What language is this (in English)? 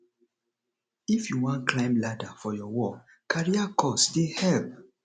Nigerian Pidgin